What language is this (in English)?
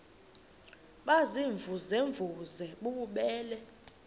Xhosa